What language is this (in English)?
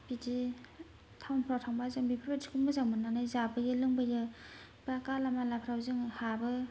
Bodo